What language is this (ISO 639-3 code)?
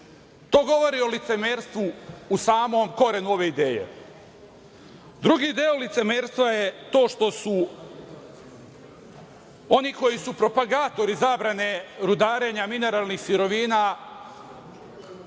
srp